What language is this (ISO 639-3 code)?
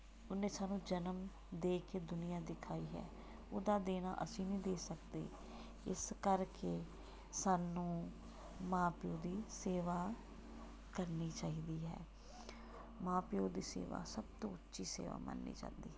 pan